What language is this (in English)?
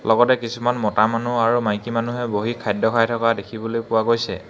Assamese